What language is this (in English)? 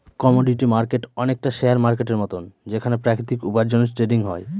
Bangla